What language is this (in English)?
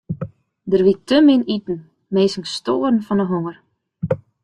Western Frisian